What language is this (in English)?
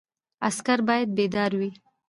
Pashto